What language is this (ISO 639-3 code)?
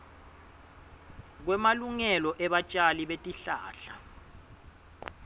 ssw